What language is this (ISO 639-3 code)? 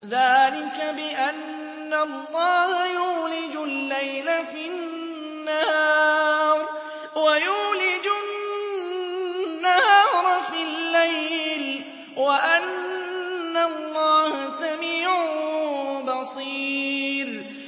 ara